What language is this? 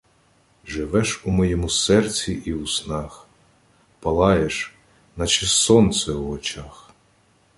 Ukrainian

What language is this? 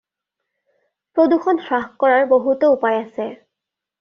Assamese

